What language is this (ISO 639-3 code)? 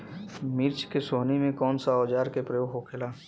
bho